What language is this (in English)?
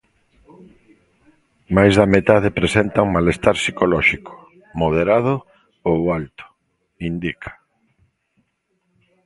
Galician